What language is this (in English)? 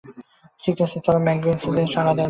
Bangla